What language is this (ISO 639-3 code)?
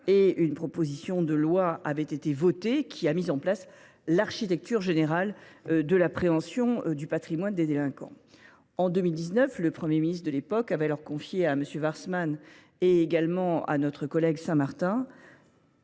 fra